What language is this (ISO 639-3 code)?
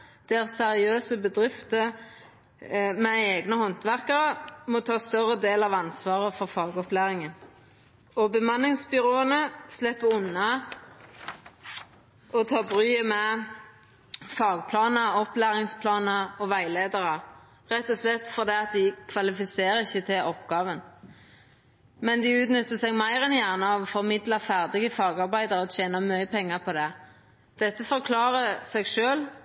nno